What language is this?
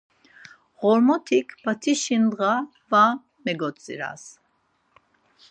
Laz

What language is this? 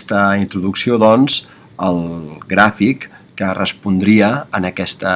Spanish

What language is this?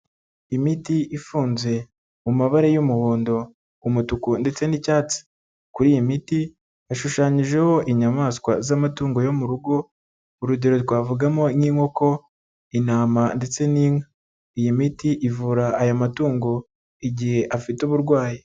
Kinyarwanda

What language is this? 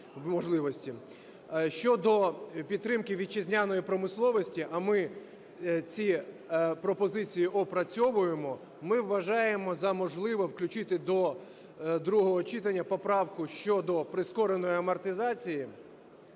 Ukrainian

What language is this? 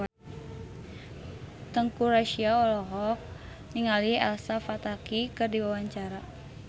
Sundanese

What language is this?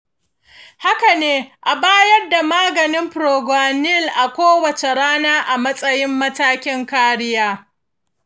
Hausa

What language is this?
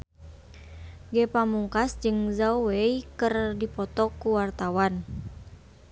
Sundanese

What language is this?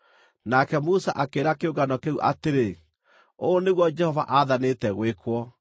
Kikuyu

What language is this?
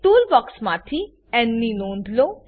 Gujarati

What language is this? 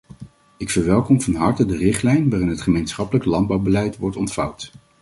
Dutch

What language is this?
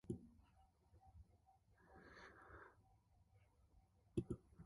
Korean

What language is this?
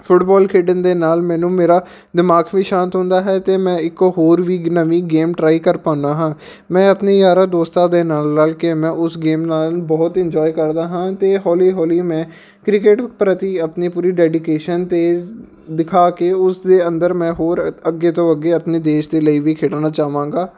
Punjabi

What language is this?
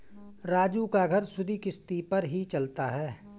Hindi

